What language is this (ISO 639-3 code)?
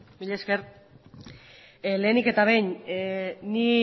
eus